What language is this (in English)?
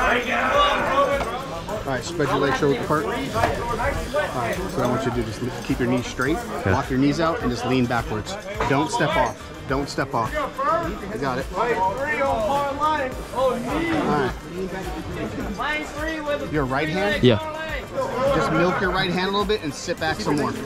English